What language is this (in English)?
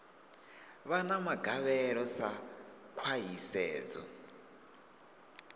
Venda